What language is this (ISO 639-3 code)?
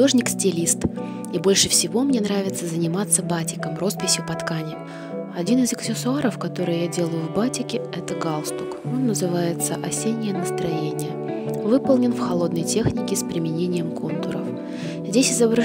rus